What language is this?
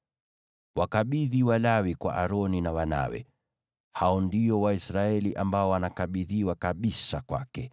Swahili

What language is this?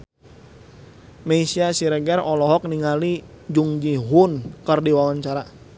Sundanese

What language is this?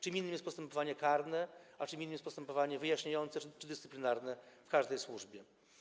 Polish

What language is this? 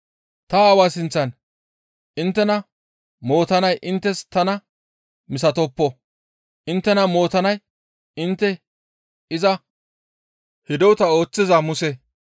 Gamo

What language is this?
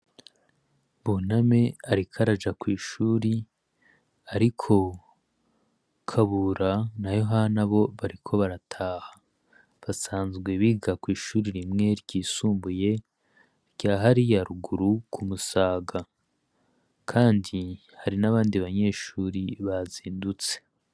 Rundi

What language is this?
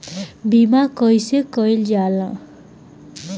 Bhojpuri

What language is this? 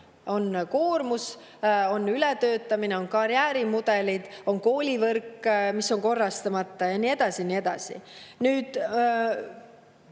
Estonian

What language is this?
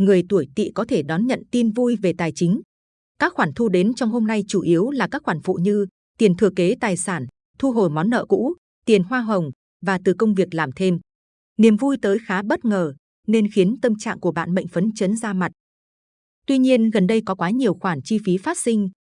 Vietnamese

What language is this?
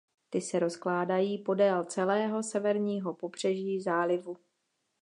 Czech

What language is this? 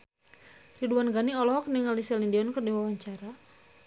Sundanese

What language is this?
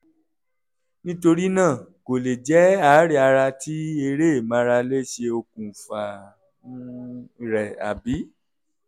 Yoruba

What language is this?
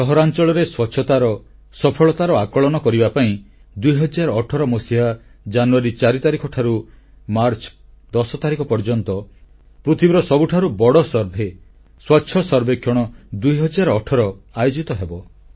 Odia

